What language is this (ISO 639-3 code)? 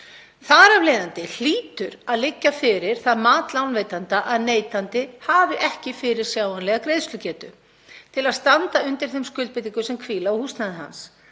isl